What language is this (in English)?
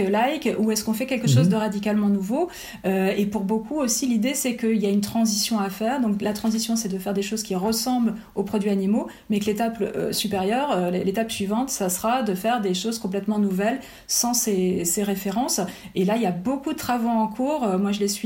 French